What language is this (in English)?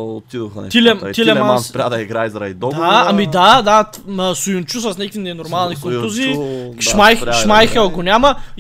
Bulgarian